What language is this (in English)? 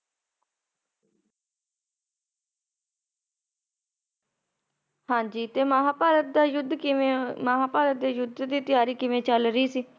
Punjabi